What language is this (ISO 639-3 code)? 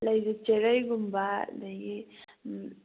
mni